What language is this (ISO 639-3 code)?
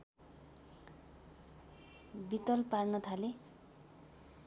nep